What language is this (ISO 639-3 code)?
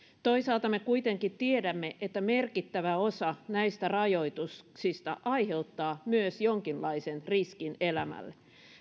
fin